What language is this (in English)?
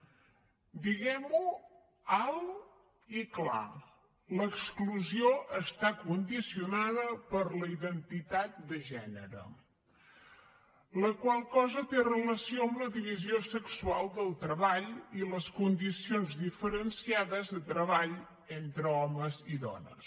Catalan